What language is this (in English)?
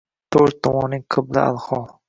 Uzbek